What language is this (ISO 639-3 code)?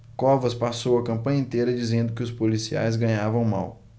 por